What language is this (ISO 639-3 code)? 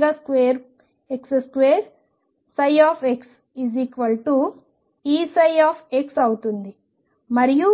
tel